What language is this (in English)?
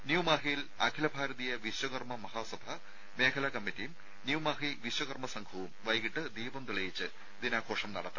Malayalam